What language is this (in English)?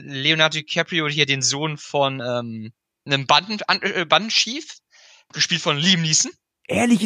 German